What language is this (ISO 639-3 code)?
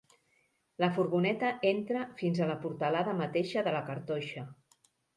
cat